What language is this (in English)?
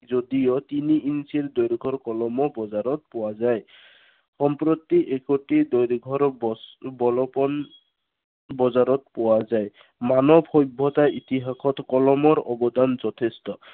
Assamese